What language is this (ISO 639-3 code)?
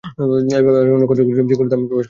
ben